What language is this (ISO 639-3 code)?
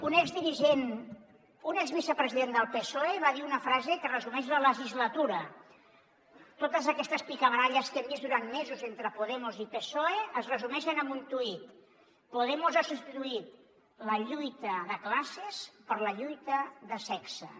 cat